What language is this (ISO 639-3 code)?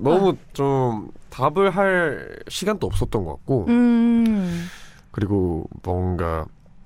kor